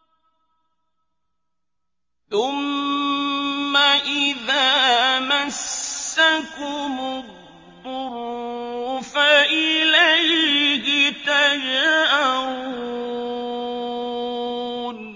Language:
Arabic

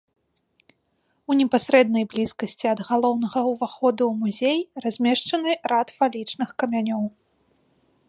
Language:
Belarusian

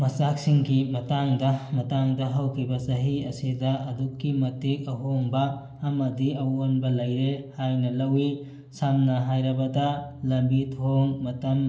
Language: Manipuri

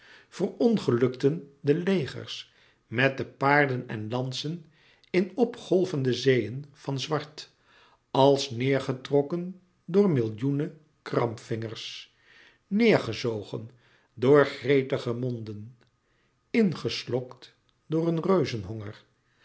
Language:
Dutch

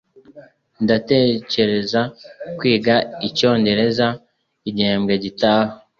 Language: Kinyarwanda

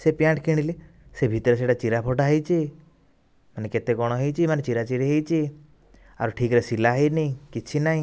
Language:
Odia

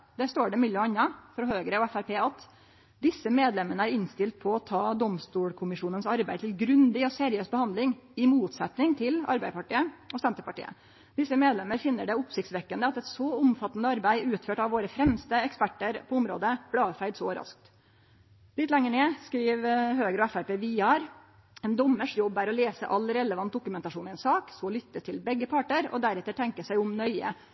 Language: Norwegian Nynorsk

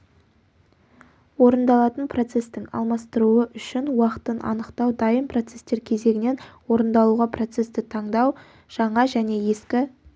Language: Kazakh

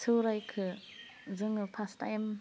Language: Bodo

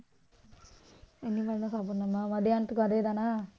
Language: Tamil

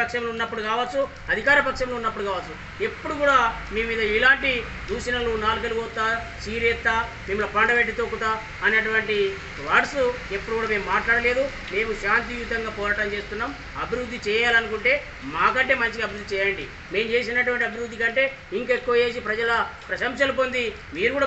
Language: Telugu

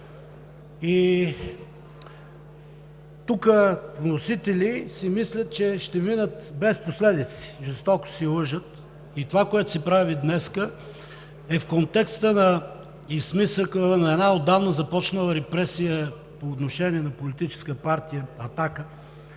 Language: Bulgarian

